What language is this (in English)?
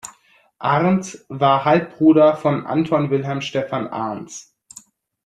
German